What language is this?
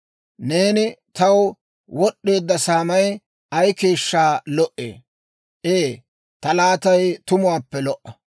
Dawro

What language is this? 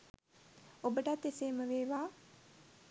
Sinhala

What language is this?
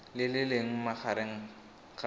Tswana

